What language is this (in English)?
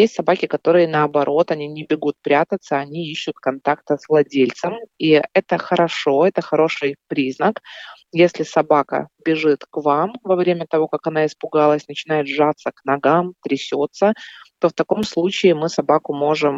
Russian